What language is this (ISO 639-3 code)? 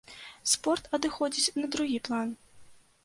bel